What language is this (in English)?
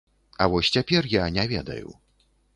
Belarusian